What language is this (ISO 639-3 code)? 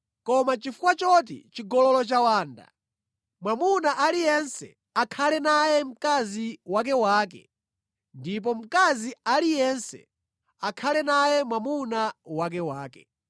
nya